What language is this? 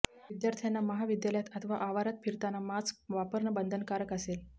Marathi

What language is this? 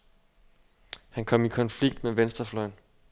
Danish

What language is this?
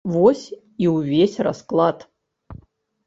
Belarusian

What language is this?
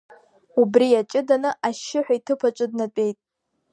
Abkhazian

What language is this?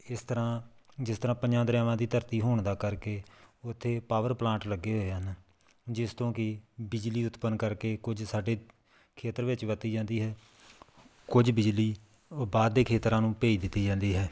Punjabi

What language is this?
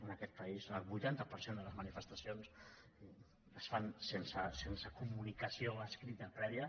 Catalan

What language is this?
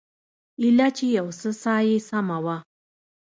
Pashto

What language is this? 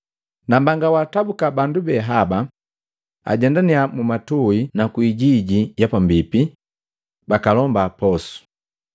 Matengo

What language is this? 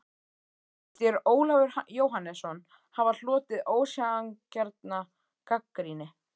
Icelandic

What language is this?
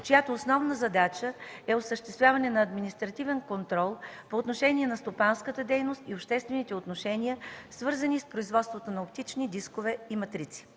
Bulgarian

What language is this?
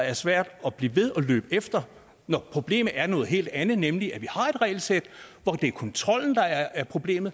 Danish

